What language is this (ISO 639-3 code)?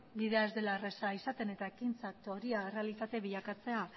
eus